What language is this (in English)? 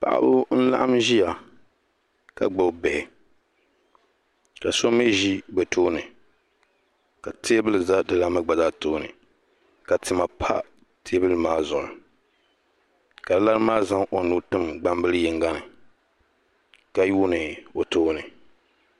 Dagbani